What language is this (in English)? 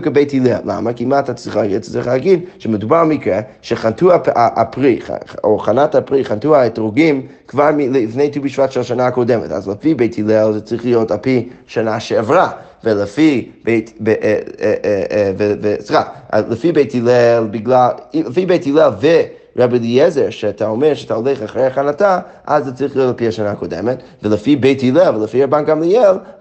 Hebrew